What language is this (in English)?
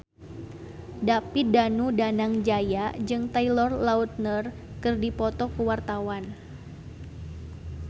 Sundanese